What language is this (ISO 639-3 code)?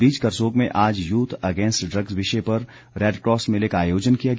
hin